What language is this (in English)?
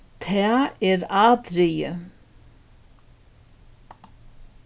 Faroese